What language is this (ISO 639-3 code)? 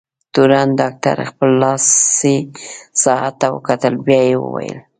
pus